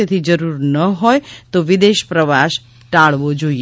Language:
Gujarati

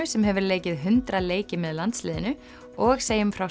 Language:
Icelandic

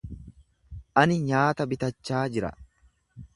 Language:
Oromo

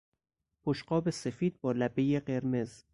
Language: Persian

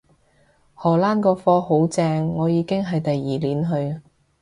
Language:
Cantonese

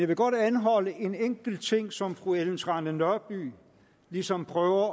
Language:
Danish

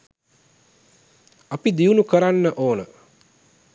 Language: Sinhala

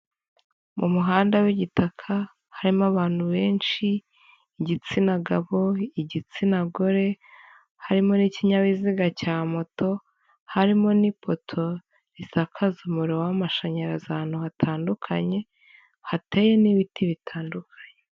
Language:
Kinyarwanda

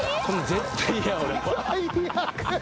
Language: Japanese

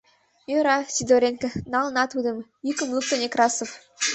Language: Mari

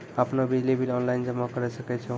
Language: Maithili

